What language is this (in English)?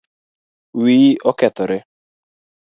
Luo (Kenya and Tanzania)